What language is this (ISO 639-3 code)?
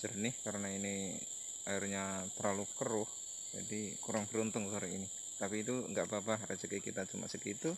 ind